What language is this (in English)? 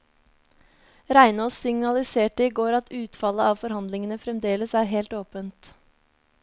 Norwegian